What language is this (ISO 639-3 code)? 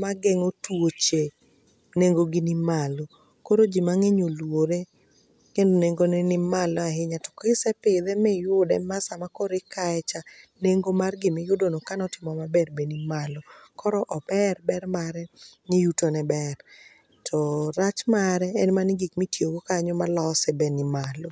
luo